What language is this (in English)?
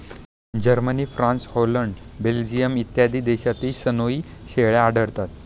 Marathi